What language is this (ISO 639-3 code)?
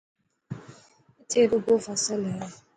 mki